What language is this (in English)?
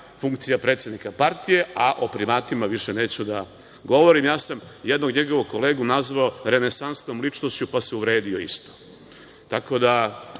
Serbian